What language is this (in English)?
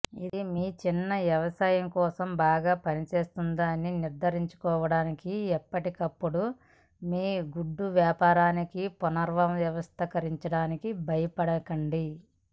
Telugu